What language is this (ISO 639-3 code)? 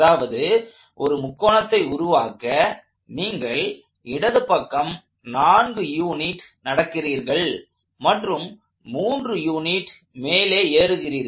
tam